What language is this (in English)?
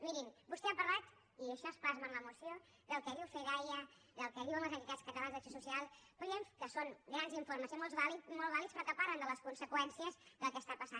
Catalan